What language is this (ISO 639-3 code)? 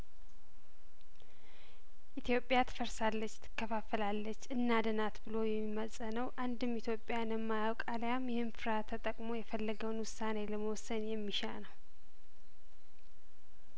amh